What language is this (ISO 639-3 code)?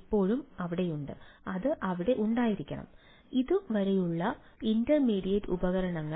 mal